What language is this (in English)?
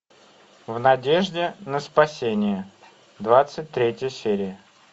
Russian